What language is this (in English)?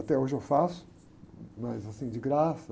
Portuguese